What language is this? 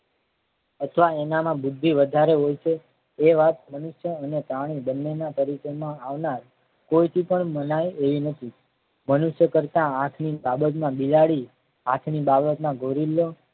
Gujarati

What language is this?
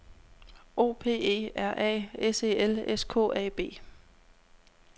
Danish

